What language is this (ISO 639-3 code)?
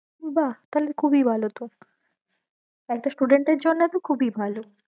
ben